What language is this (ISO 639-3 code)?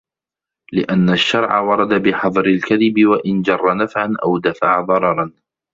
ara